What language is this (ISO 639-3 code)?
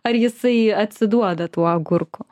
lit